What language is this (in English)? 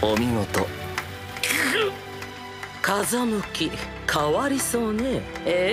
Japanese